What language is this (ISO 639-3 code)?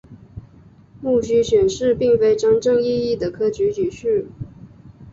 zho